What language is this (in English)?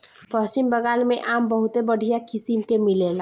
Bhojpuri